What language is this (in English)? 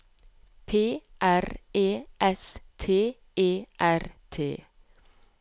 Norwegian